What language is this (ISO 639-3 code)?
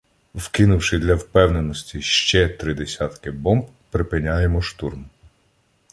ukr